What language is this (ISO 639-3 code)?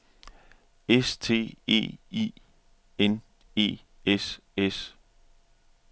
dan